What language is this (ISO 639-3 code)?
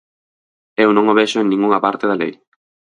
glg